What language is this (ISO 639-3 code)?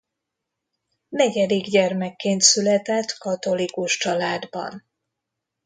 hun